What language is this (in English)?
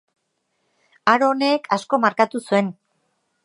Basque